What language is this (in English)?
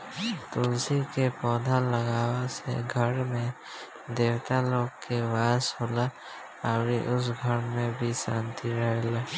Bhojpuri